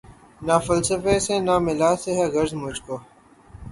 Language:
Urdu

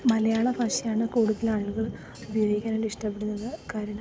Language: Malayalam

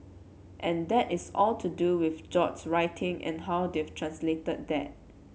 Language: English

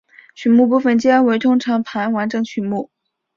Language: Chinese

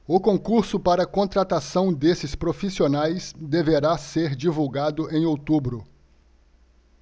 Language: Portuguese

